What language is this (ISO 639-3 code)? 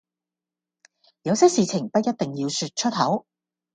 yue